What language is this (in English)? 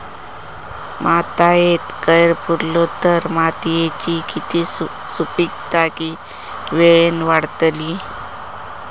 Marathi